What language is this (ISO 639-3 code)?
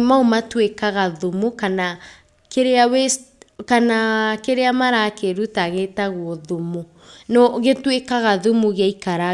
kik